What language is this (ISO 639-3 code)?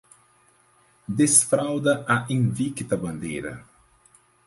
por